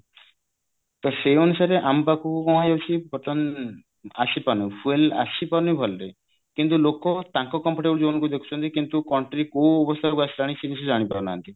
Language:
Odia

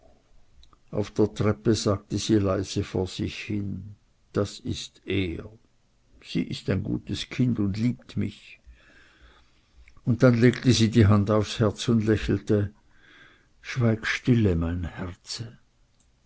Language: German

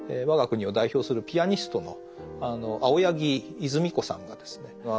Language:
Japanese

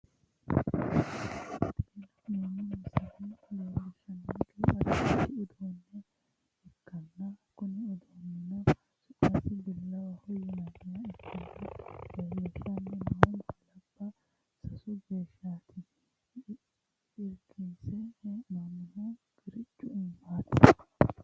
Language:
Sidamo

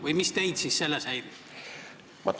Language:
Estonian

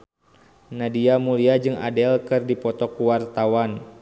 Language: Sundanese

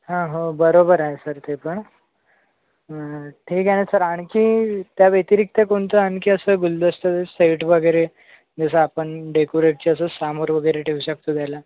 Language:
Marathi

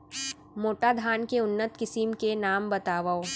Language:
Chhattisgarhi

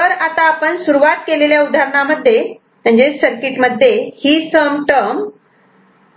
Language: Marathi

